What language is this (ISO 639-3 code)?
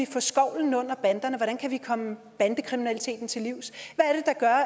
dan